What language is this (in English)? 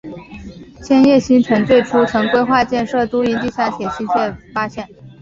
Chinese